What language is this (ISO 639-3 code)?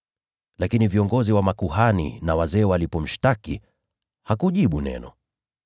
swa